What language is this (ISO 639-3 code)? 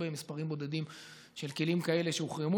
heb